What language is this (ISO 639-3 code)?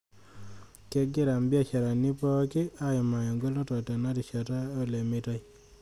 mas